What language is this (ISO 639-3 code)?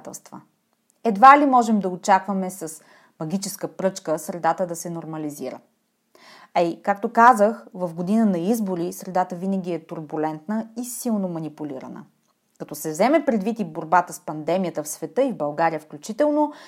bul